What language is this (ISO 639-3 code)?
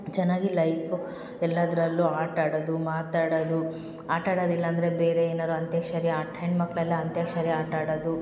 kan